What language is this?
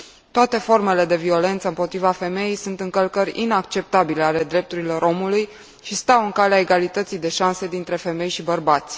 Romanian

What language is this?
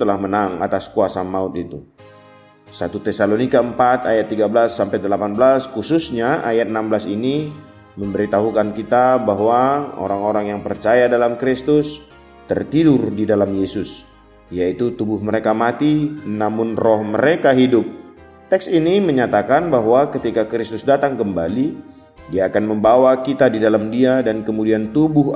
Indonesian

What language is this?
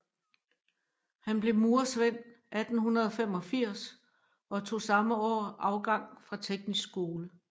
Danish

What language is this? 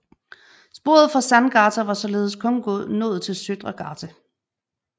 Danish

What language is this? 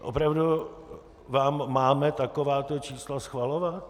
Czech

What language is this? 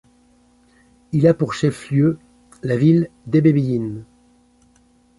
French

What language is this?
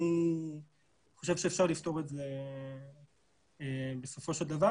Hebrew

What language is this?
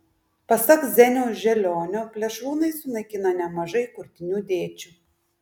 Lithuanian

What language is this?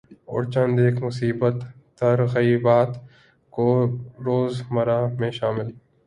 Urdu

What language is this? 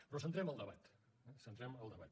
Catalan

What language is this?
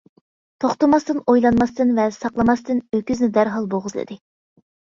Uyghur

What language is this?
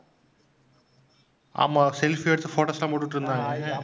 Tamil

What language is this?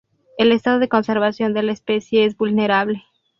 Spanish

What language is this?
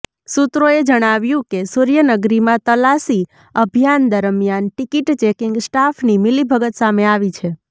Gujarati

